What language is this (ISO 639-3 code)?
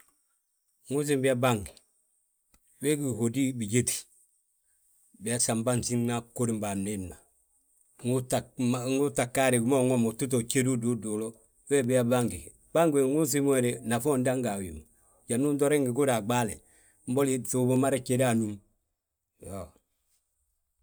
bjt